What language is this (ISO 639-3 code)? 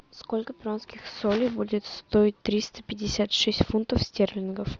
rus